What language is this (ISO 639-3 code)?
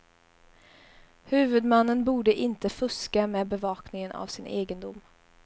swe